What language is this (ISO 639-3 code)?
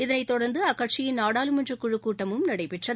tam